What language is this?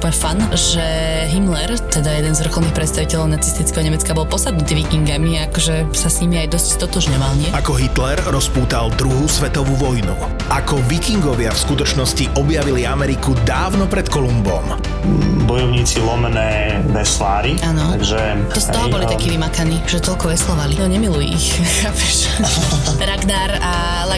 Slovak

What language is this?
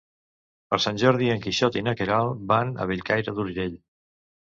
Catalan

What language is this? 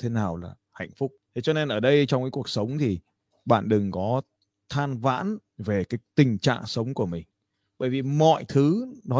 Vietnamese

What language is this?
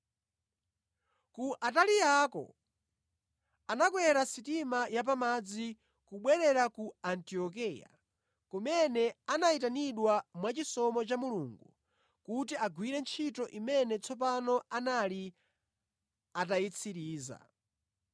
Nyanja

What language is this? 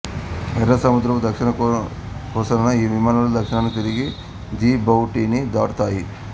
Telugu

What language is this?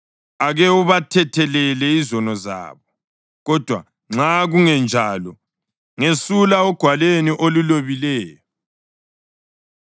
North Ndebele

